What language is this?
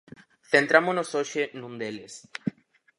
Galician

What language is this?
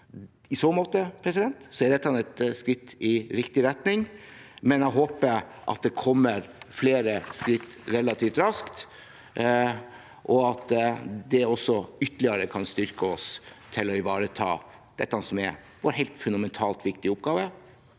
Norwegian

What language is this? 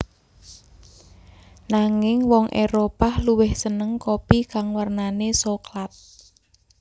Javanese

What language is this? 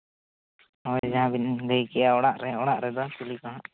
Santali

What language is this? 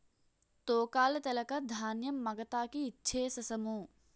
Telugu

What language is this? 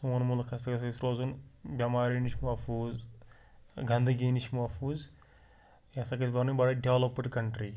Kashmiri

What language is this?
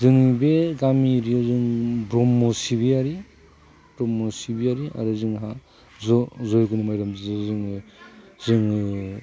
Bodo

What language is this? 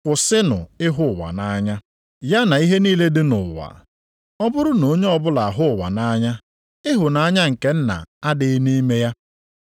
Igbo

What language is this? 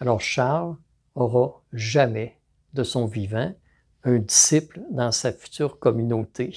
French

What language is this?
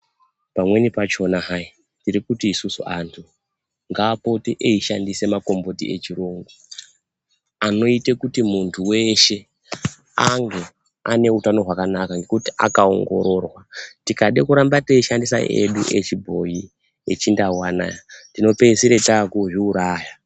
Ndau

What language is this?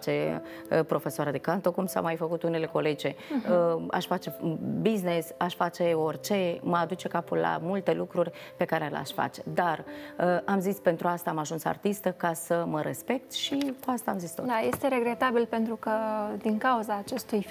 Romanian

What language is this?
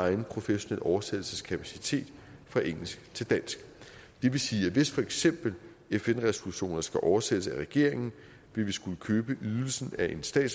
Danish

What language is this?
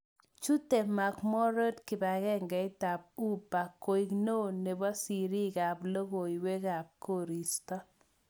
Kalenjin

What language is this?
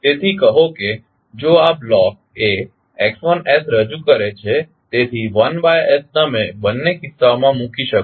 Gujarati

